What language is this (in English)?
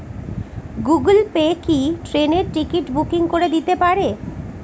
Bangla